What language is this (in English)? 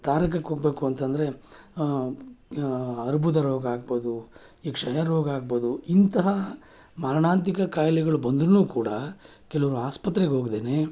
Kannada